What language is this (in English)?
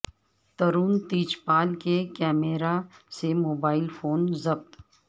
Urdu